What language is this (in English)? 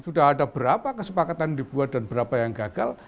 Indonesian